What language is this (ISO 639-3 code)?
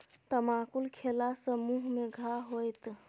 mai